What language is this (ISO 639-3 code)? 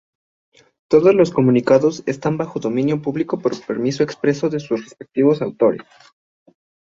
spa